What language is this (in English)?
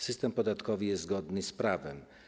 Polish